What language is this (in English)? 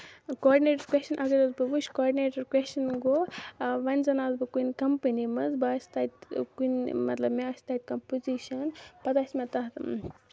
Kashmiri